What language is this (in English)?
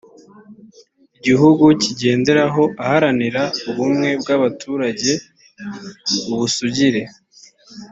Kinyarwanda